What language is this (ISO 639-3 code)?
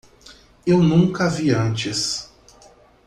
por